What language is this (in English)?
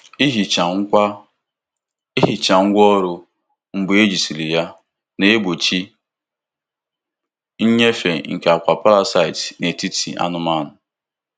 Igbo